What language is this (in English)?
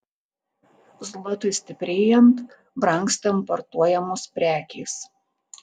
Lithuanian